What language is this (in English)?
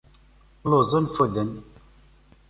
Kabyle